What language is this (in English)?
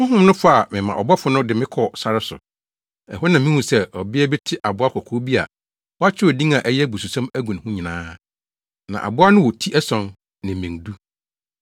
Akan